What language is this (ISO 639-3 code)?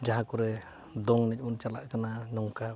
sat